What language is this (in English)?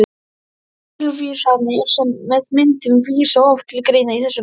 Icelandic